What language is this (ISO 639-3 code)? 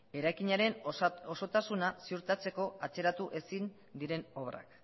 eus